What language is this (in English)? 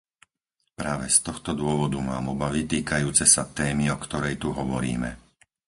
Slovak